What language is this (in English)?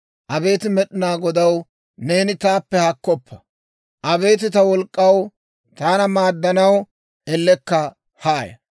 Dawro